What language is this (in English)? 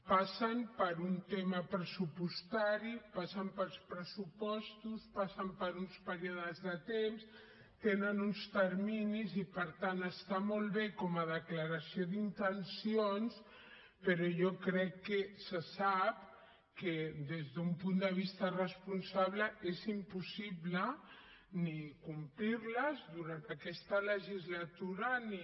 Catalan